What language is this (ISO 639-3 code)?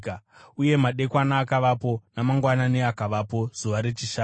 sna